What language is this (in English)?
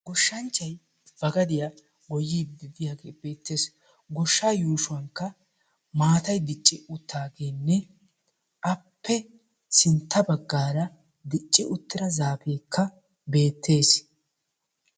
Wolaytta